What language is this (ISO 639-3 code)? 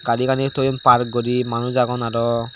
ccp